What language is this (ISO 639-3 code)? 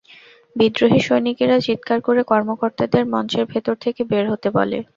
ben